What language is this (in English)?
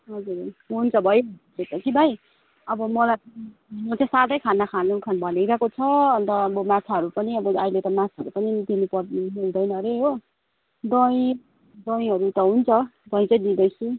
Nepali